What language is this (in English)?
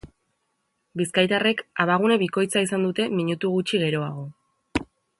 Basque